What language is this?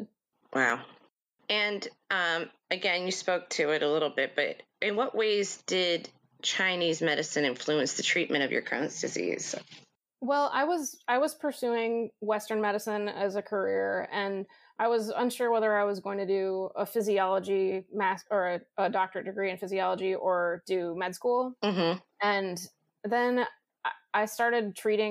English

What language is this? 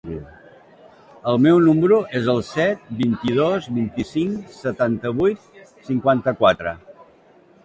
Catalan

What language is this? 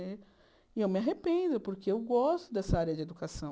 Portuguese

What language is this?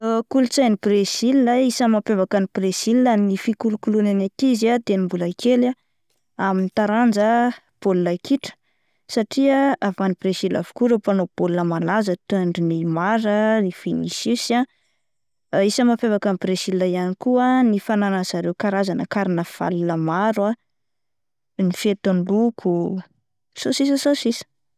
Malagasy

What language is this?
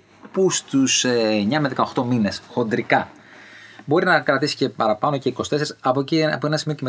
Greek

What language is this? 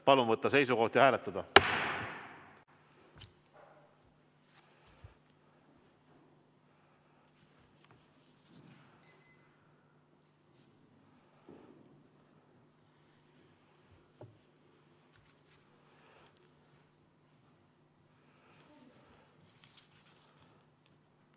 Estonian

